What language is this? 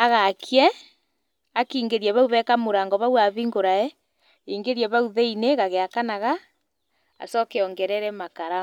Kikuyu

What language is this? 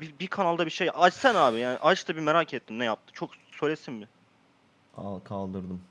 Turkish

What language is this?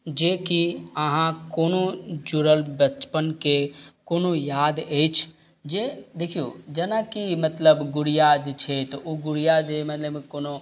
Maithili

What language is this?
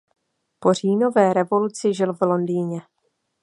Czech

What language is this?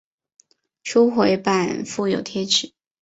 Chinese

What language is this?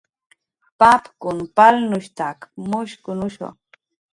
Jaqaru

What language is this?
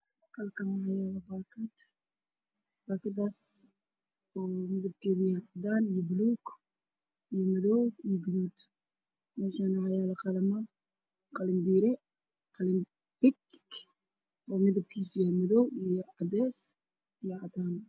Somali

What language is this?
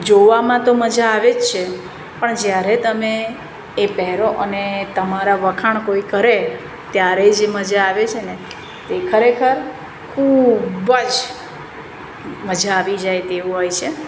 Gujarati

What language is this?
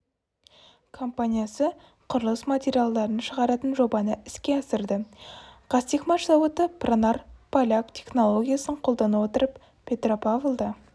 Kazakh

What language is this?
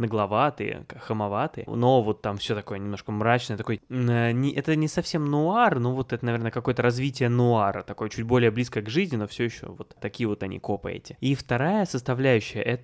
Russian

